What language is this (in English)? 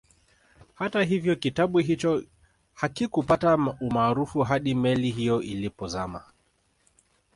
Swahili